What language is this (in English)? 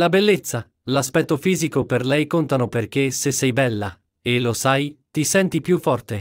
Italian